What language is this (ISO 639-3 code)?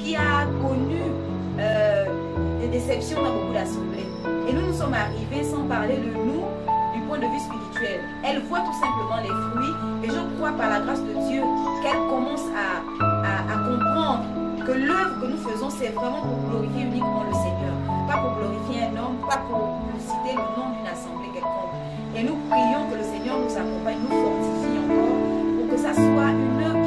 fra